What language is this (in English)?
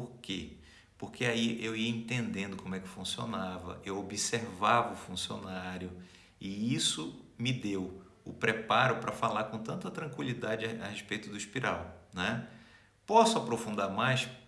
Portuguese